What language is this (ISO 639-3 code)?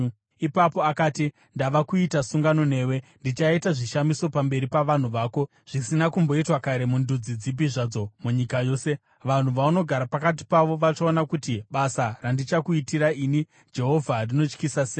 sna